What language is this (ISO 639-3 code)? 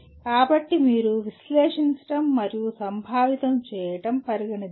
tel